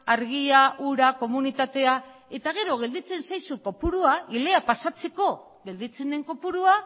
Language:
Basque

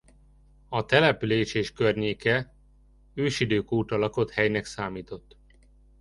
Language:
Hungarian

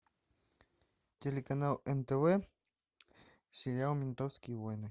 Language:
Russian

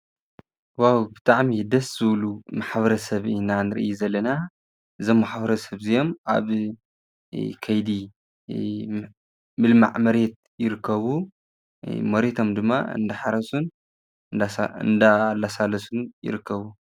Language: Tigrinya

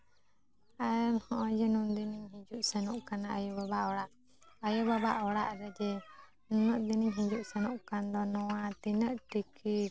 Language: Santali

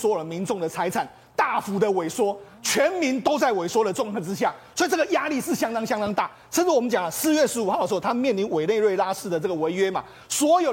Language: Chinese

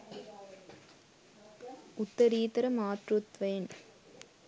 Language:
Sinhala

